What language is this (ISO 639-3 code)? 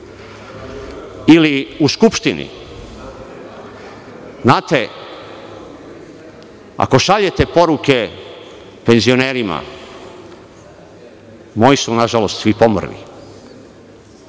srp